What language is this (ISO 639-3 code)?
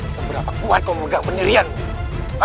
ind